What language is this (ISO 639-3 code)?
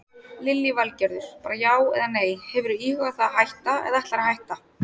isl